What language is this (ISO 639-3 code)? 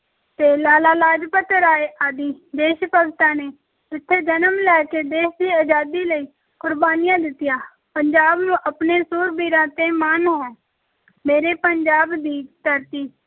pan